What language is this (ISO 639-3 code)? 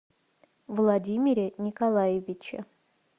rus